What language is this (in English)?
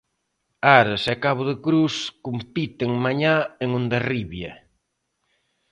Galician